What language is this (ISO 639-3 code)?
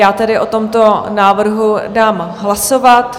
ces